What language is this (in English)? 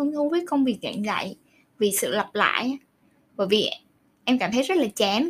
Vietnamese